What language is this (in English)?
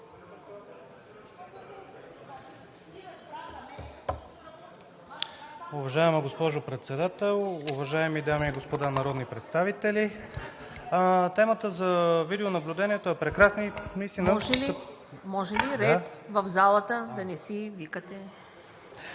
Bulgarian